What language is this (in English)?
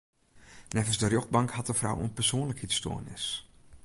Western Frisian